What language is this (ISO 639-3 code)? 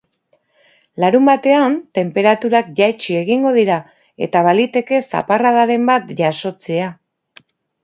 eus